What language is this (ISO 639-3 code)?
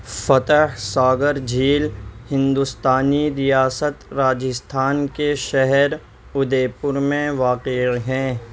urd